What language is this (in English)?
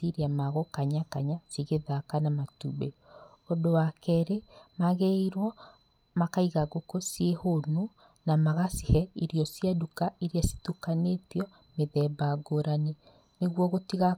Kikuyu